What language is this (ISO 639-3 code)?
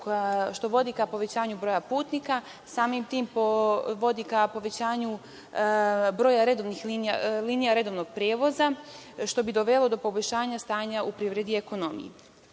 srp